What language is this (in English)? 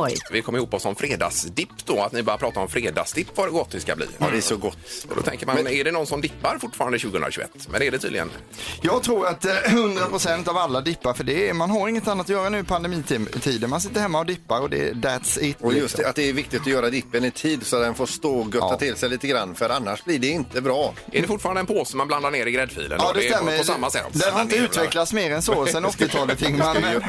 Swedish